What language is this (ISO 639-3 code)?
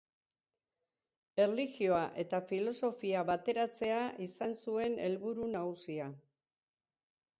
eus